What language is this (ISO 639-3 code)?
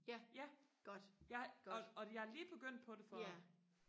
dan